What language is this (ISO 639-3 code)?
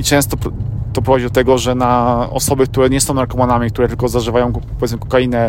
pol